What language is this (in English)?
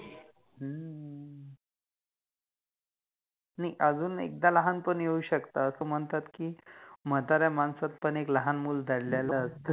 Marathi